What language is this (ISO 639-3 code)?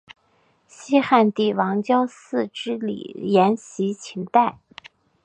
zho